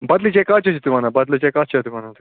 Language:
Kashmiri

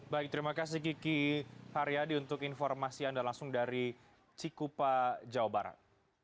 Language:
Indonesian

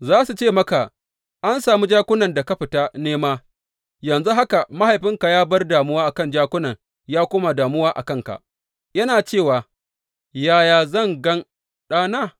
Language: Hausa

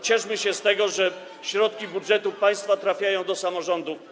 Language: Polish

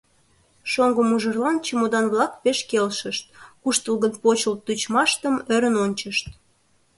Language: Mari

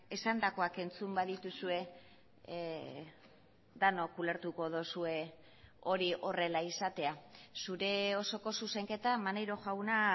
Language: Basque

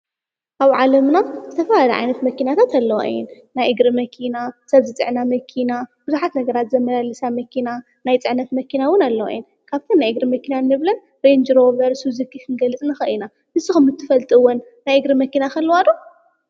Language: Tigrinya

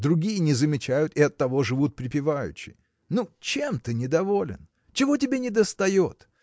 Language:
Russian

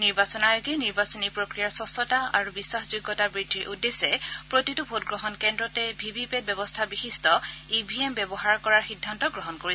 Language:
Assamese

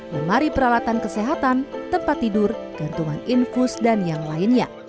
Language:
Indonesian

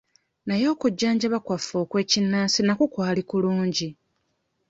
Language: Ganda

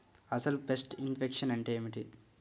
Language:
Telugu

